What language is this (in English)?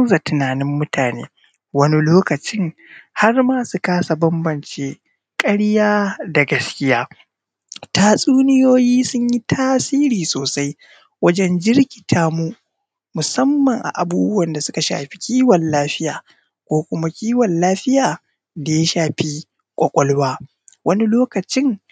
Hausa